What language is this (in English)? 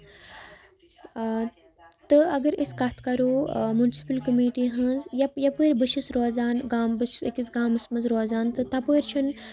Kashmiri